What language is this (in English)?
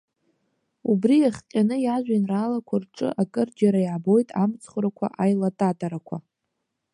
Abkhazian